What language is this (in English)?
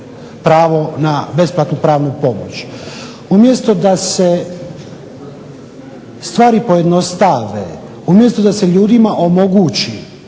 Croatian